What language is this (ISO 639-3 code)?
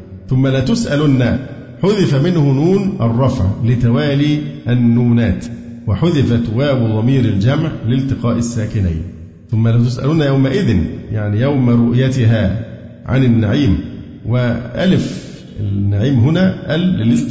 ara